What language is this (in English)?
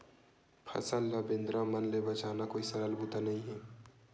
Chhattisgarhi